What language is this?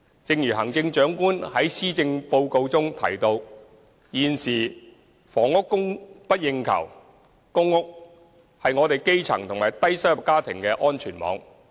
Cantonese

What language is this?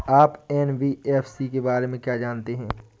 Hindi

